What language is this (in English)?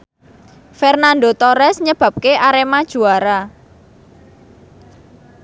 Javanese